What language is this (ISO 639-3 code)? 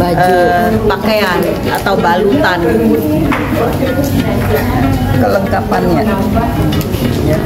ind